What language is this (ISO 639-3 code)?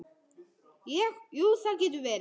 isl